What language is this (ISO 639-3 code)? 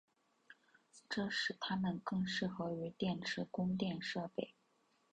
zho